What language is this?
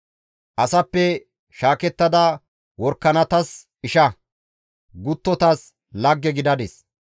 Gamo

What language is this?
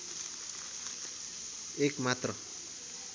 Nepali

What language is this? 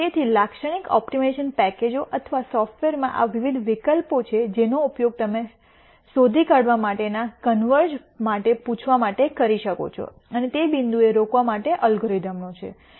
Gujarati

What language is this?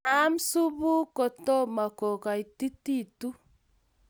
Kalenjin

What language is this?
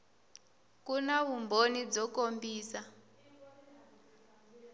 Tsonga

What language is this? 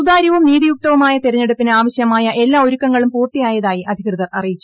Malayalam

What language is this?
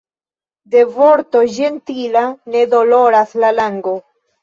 Esperanto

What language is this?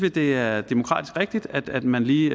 Danish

